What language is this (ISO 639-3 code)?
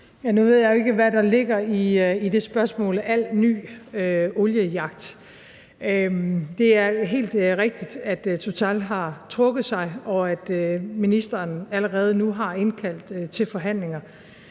dan